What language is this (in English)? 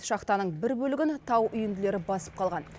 Kazakh